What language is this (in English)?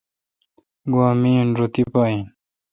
Kalkoti